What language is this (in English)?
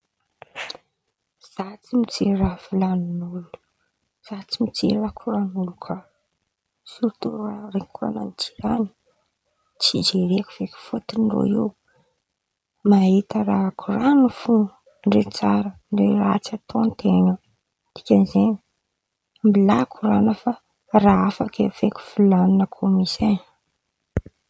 Antankarana Malagasy